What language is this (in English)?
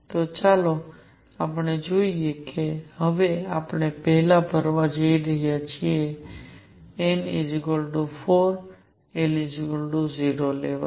Gujarati